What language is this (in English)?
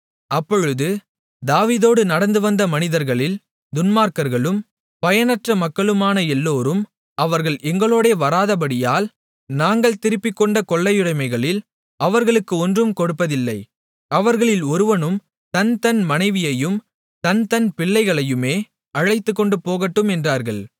Tamil